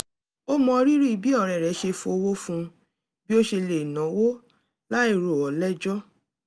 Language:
Yoruba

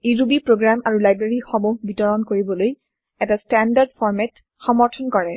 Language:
Assamese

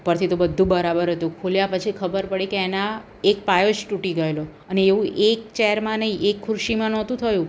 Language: Gujarati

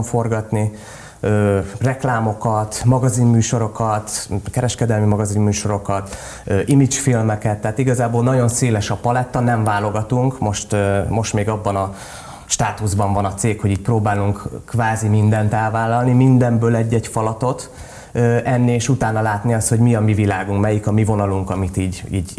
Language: Hungarian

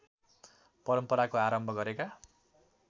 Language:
Nepali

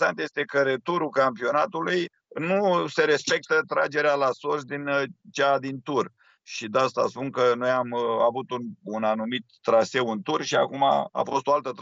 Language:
Romanian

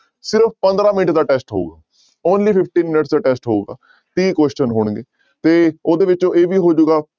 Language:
Punjabi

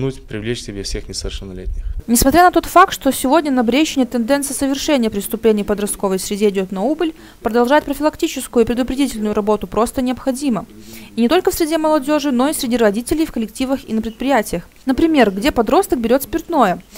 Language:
Russian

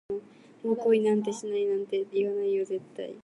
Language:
Japanese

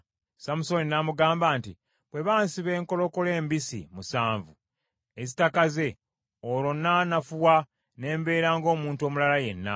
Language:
Ganda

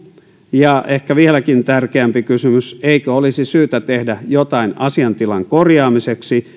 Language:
Finnish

